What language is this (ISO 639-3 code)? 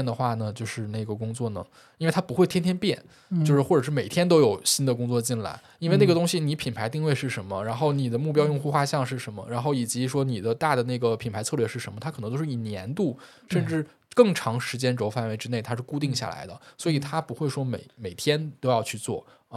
zho